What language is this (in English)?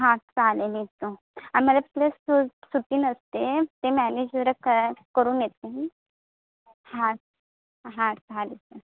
Marathi